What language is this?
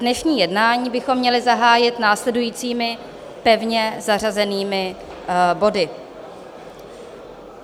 Czech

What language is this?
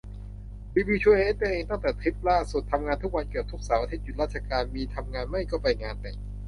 Thai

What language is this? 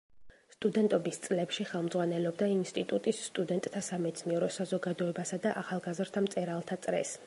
Georgian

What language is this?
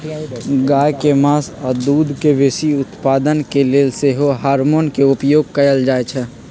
Magahi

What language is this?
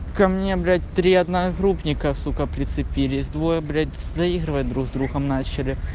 Russian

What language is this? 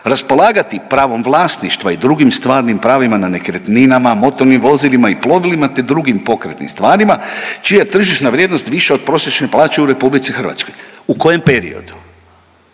Croatian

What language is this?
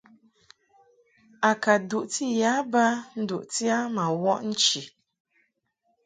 Mungaka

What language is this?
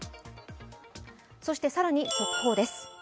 Japanese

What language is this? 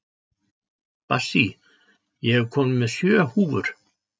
Icelandic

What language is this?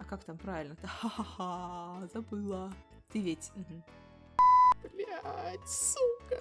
Russian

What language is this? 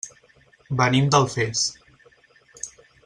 Catalan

